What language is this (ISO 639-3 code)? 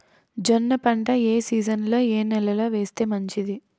tel